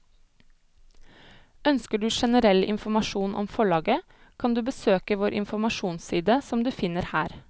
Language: Norwegian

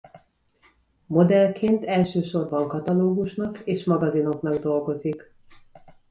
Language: Hungarian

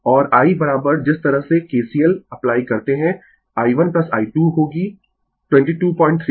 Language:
Hindi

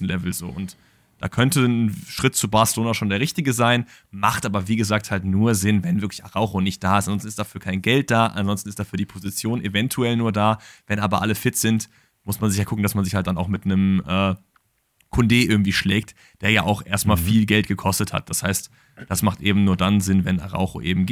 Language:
German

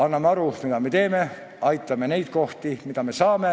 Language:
Estonian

